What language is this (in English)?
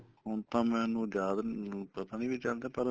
Punjabi